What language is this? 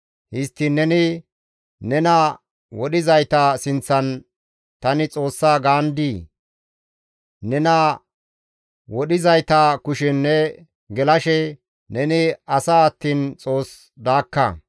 Gamo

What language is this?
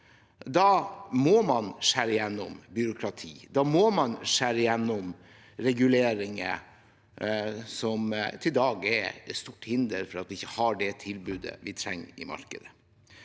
Norwegian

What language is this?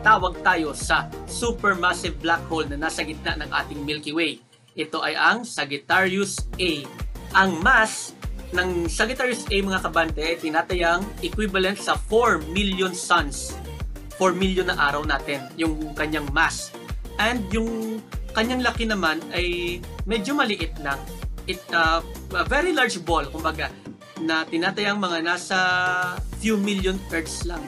Filipino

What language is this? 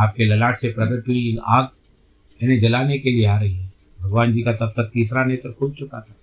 Hindi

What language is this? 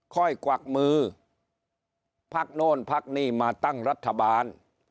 Thai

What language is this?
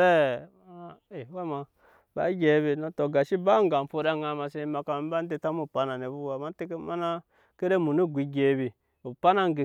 Nyankpa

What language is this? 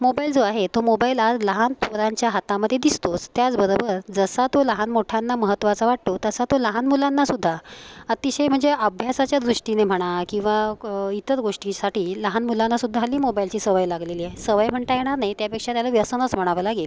Marathi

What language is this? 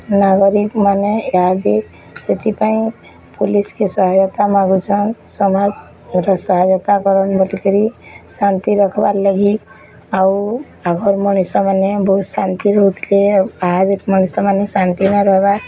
Odia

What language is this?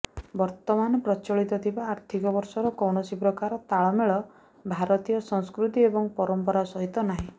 Odia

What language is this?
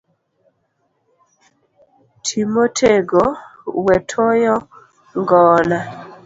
Luo (Kenya and Tanzania)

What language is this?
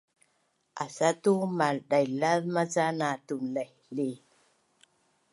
Bunun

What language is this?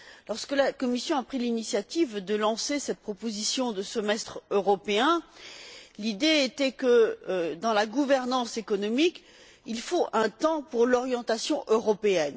French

